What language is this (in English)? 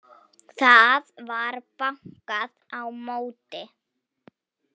Icelandic